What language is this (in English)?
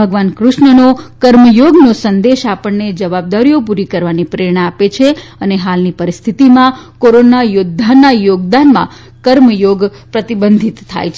Gujarati